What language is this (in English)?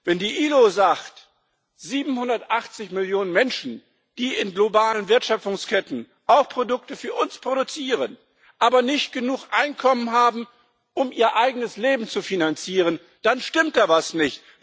German